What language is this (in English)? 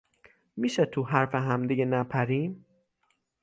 Persian